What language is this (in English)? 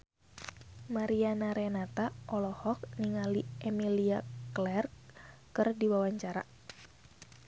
Sundanese